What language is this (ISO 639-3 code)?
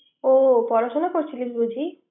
ben